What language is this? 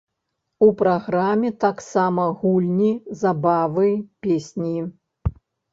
Belarusian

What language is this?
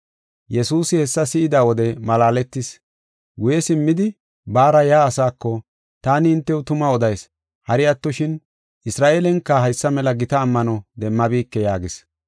Gofa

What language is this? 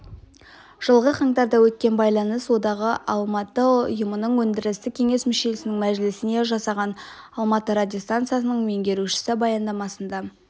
Kazakh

